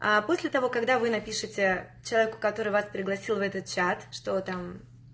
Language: Russian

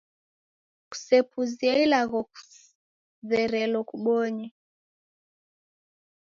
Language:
Taita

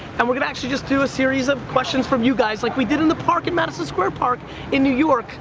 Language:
English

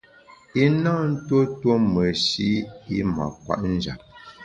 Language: Bamun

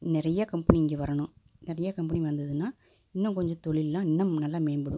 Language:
Tamil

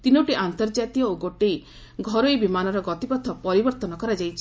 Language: Odia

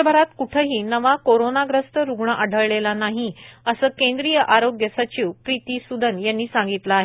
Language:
Marathi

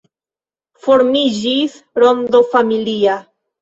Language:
Esperanto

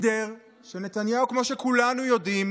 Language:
Hebrew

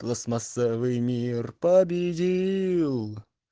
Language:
Russian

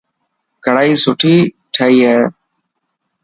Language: Dhatki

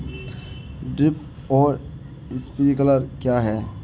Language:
Hindi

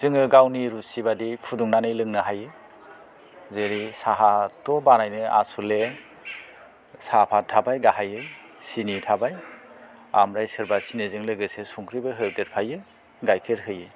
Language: Bodo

